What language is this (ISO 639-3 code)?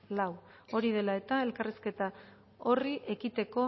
eus